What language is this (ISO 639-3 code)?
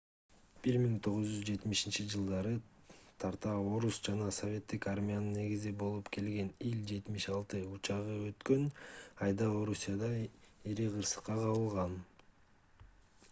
kir